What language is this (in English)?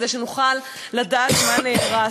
Hebrew